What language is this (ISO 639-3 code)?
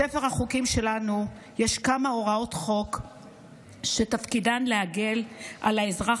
heb